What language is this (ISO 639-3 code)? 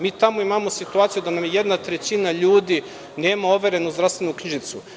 srp